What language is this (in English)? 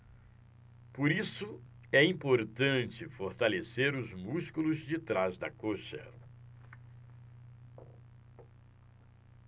Portuguese